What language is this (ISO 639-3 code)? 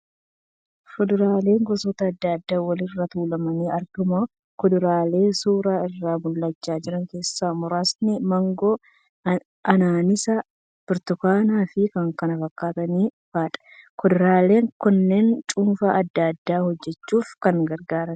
orm